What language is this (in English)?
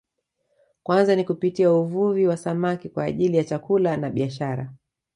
Swahili